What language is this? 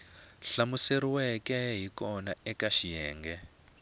Tsonga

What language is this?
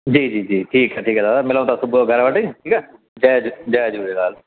Sindhi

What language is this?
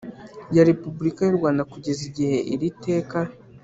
Kinyarwanda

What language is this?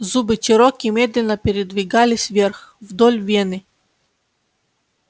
Russian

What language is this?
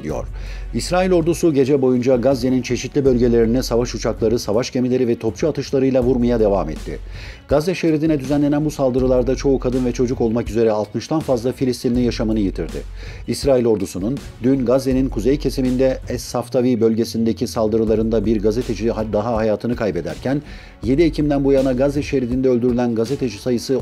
Turkish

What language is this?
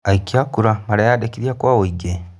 Kikuyu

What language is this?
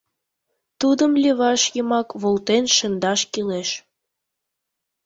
Mari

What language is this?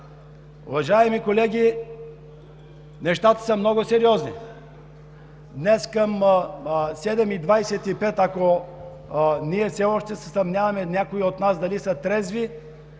Bulgarian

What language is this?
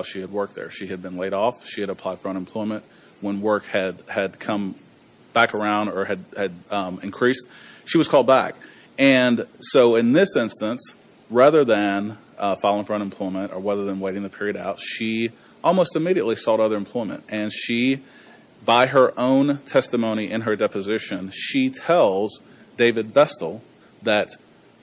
English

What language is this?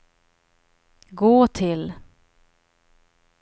Swedish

